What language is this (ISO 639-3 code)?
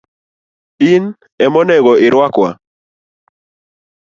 luo